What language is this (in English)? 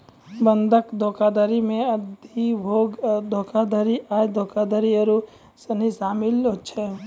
Maithili